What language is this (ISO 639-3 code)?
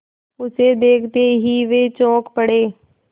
hin